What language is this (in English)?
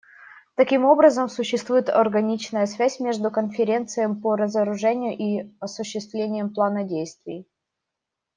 Russian